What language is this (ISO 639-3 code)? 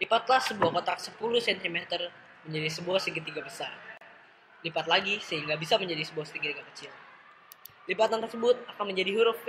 ind